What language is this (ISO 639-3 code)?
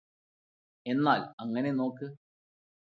mal